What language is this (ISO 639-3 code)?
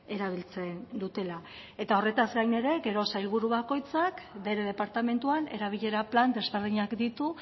eus